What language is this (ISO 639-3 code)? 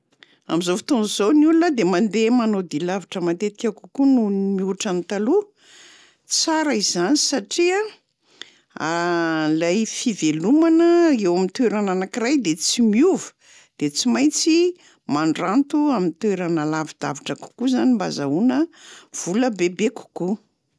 mlg